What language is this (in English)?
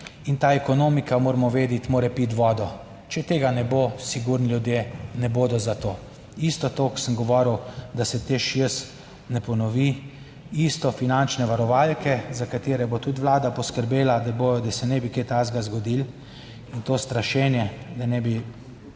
Slovenian